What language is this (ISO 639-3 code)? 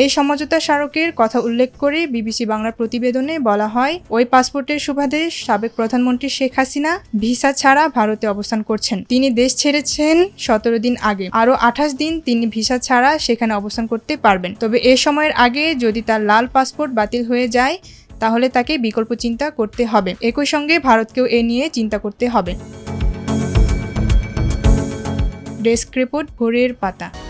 ben